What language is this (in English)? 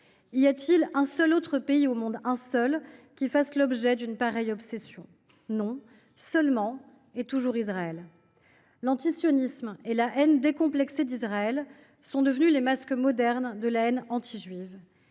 French